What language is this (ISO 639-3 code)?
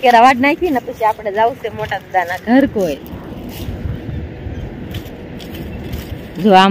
guj